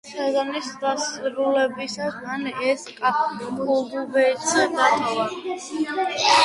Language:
Georgian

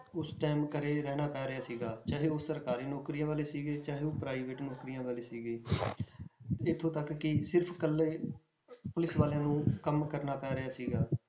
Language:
Punjabi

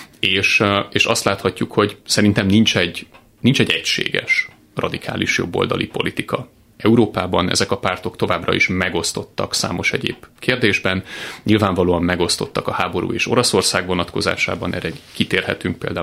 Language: Hungarian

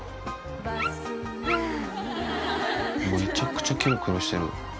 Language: Japanese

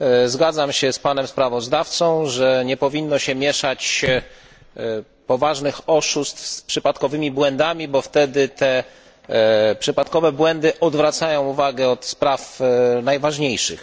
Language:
Polish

